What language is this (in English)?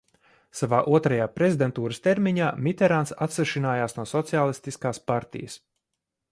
Latvian